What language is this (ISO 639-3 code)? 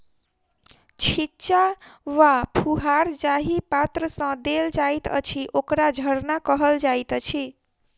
mai